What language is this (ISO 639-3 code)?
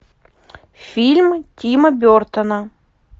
rus